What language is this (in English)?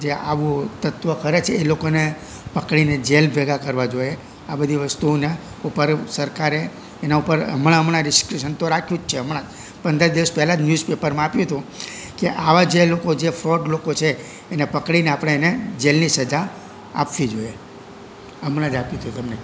Gujarati